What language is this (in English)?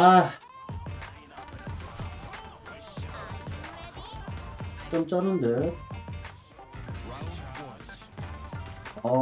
Korean